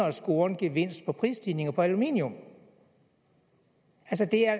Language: Danish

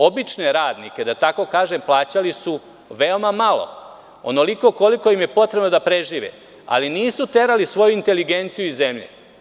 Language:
Serbian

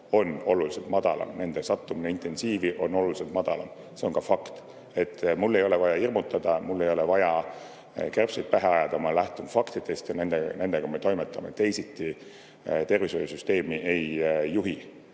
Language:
Estonian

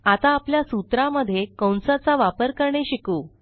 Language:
Marathi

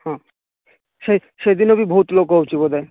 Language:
Odia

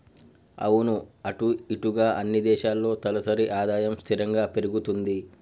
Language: Telugu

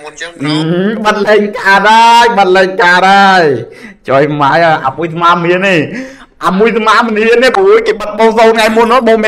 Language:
Thai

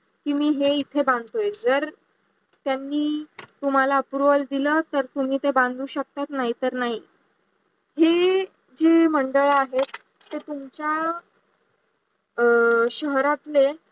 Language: Marathi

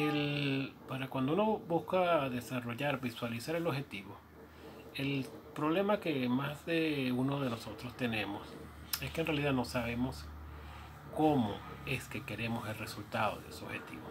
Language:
Spanish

